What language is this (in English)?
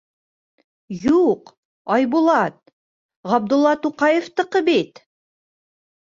Bashkir